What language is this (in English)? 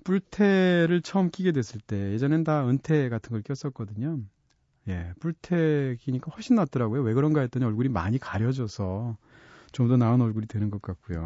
Korean